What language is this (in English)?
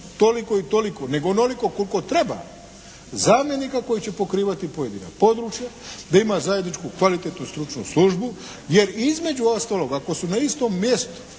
Croatian